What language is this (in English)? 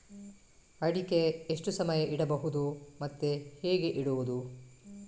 Kannada